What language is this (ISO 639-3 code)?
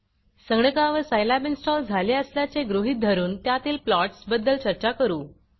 mar